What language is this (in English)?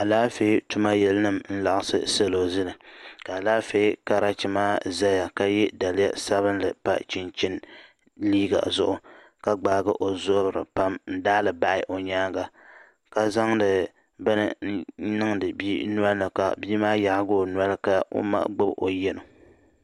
Dagbani